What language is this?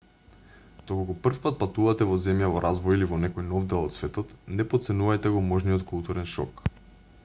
Macedonian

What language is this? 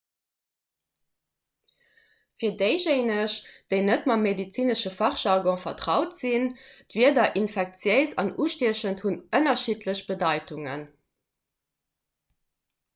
Luxembourgish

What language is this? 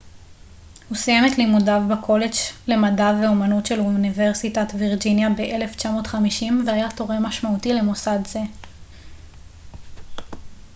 Hebrew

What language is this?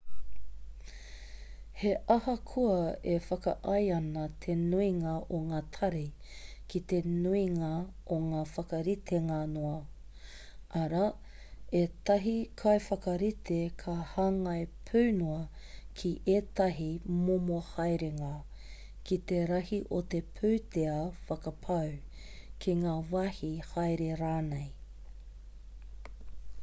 Māori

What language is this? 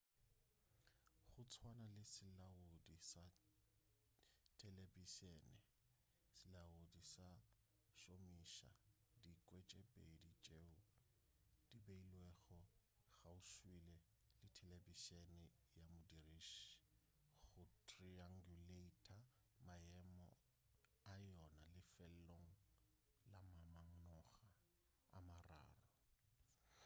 Northern Sotho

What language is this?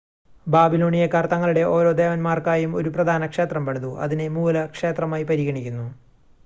Malayalam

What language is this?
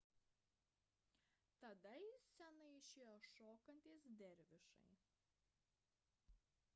Lithuanian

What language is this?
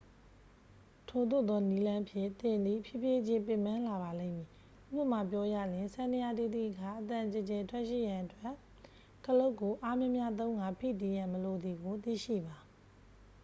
Burmese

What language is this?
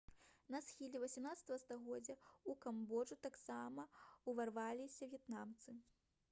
Belarusian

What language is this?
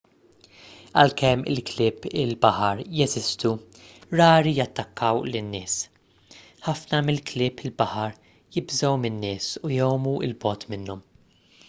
Maltese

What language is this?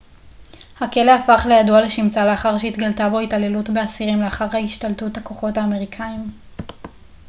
Hebrew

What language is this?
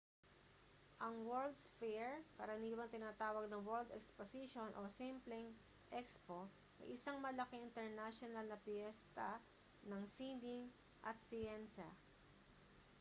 Filipino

